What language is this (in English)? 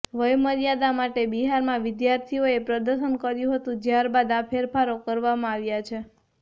Gujarati